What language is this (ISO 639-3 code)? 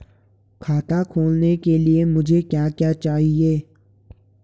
hin